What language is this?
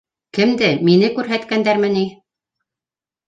Bashkir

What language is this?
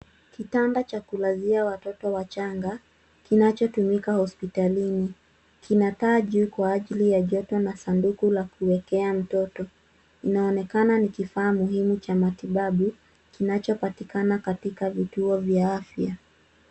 Swahili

